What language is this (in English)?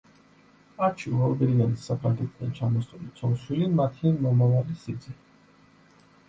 Georgian